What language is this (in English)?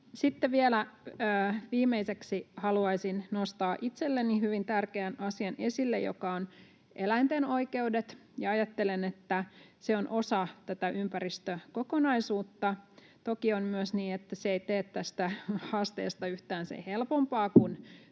Finnish